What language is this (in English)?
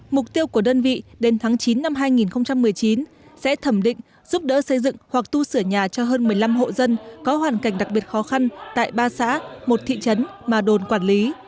Vietnamese